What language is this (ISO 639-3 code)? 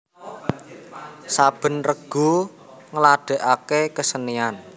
jav